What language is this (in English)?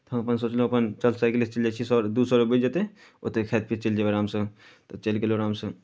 Maithili